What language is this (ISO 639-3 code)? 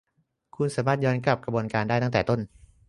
tha